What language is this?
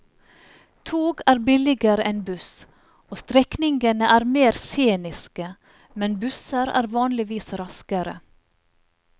Norwegian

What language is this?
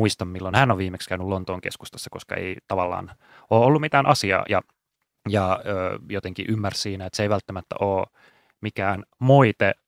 Finnish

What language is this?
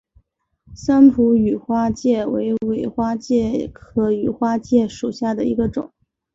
Chinese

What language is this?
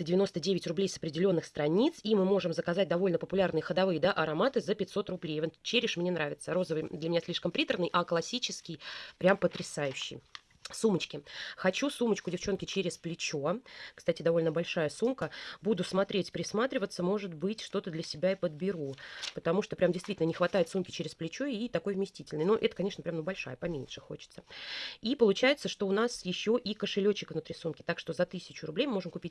Russian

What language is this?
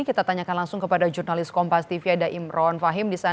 Indonesian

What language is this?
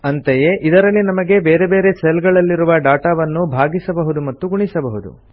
Kannada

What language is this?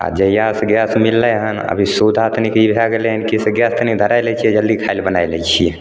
Maithili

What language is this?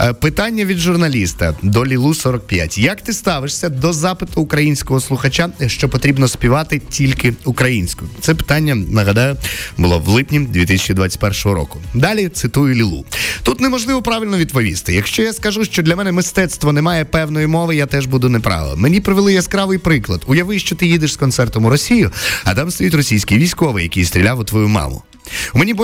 Ukrainian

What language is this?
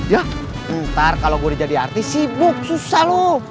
Indonesian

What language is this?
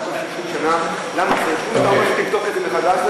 Hebrew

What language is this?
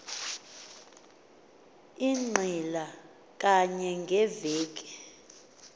Xhosa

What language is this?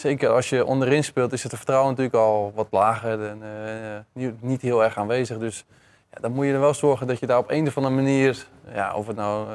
Dutch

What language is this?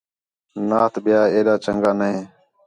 Khetrani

